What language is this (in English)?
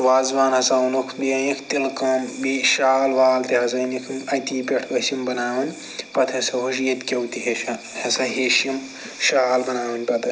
Kashmiri